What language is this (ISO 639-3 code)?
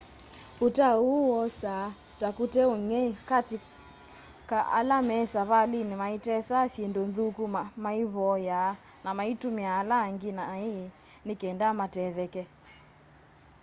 kam